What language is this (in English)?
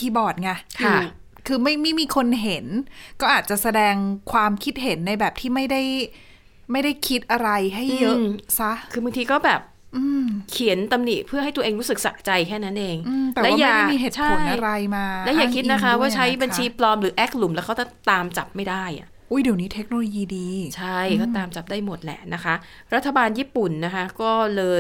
Thai